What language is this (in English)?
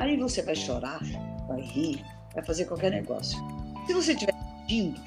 Portuguese